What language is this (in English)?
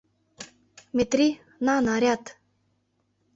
Mari